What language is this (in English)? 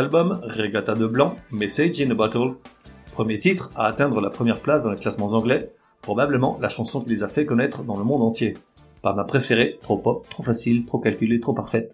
French